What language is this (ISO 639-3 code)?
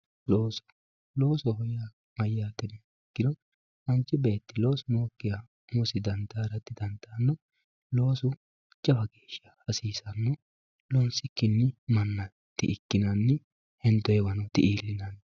sid